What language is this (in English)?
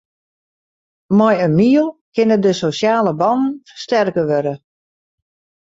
Western Frisian